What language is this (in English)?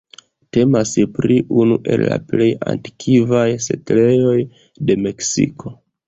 Esperanto